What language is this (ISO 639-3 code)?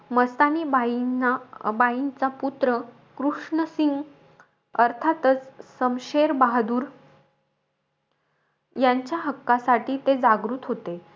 mar